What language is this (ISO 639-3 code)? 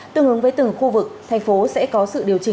vie